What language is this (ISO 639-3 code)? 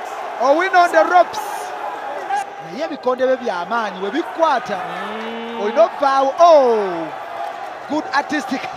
eng